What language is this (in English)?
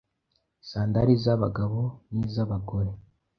Kinyarwanda